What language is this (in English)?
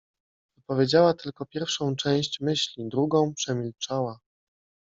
Polish